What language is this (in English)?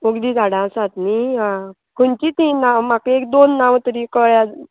Konkani